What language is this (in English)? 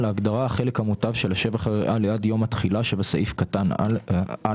Hebrew